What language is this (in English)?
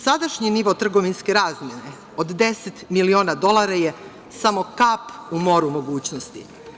Serbian